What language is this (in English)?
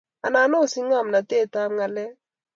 Kalenjin